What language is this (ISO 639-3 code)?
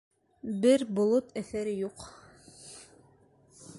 bak